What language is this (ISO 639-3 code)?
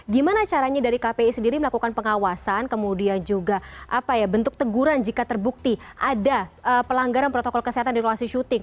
ind